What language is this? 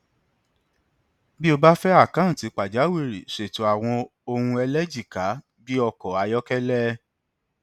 Yoruba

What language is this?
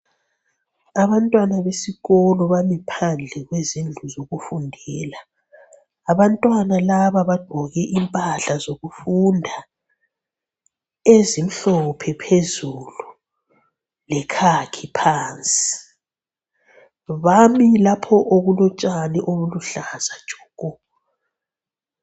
North Ndebele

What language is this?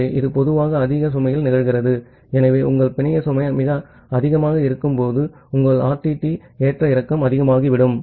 Tamil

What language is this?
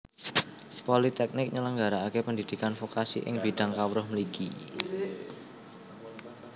Javanese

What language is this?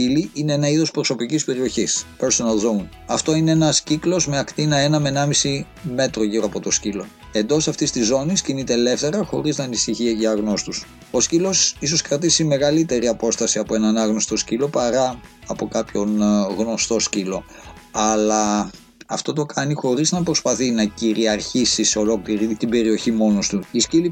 Greek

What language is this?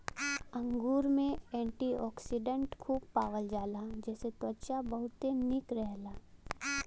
Bhojpuri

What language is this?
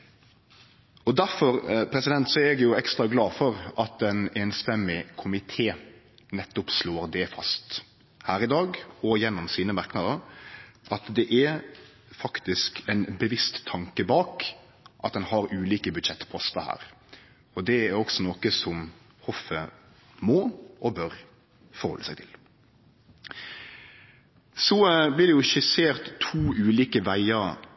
Norwegian Nynorsk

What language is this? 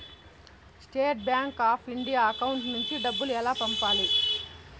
Telugu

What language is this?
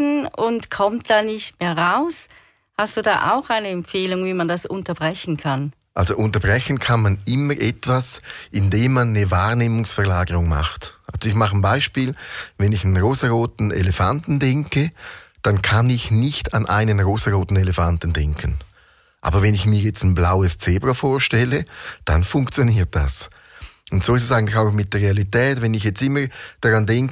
German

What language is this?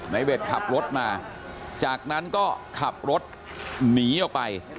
Thai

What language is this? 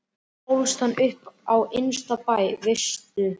Icelandic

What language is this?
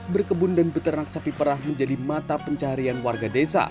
Indonesian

